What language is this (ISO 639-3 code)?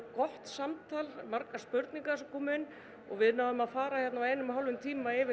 isl